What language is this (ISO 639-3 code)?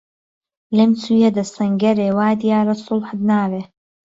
ckb